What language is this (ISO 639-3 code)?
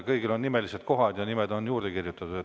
est